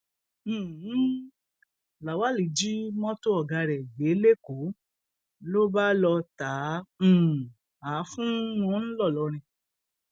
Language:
Yoruba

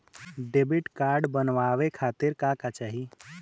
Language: Bhojpuri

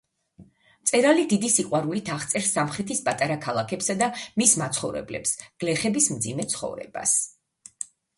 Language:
Georgian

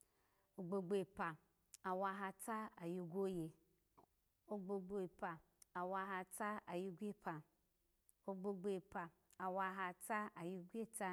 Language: Alago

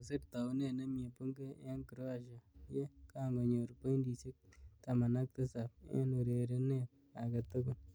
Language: Kalenjin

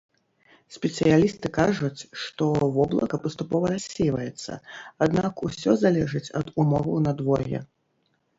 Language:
Belarusian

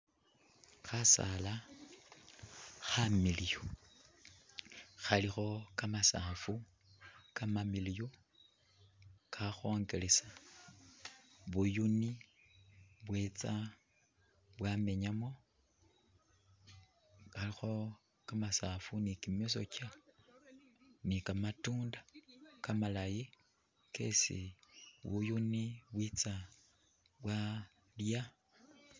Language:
Masaaba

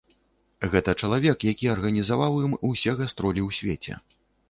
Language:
Belarusian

